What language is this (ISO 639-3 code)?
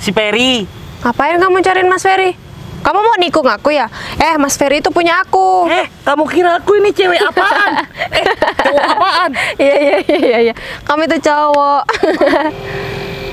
ind